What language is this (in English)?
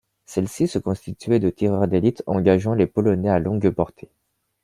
French